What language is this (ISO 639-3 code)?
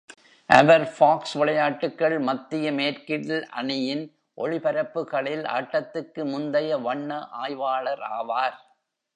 tam